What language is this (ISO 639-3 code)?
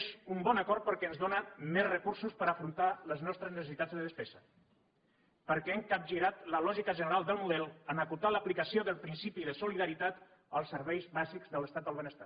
cat